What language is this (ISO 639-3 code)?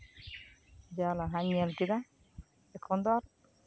sat